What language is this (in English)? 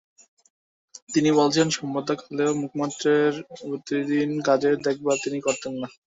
Bangla